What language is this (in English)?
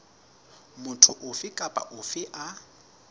Southern Sotho